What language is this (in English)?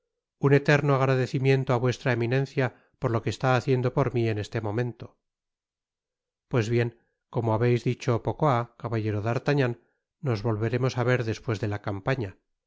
Spanish